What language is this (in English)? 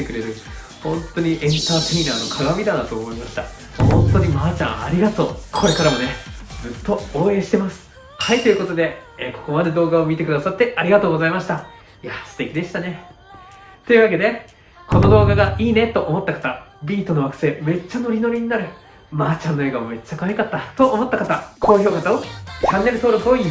Japanese